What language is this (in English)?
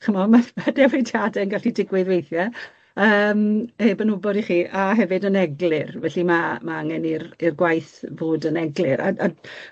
Welsh